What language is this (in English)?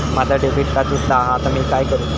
Marathi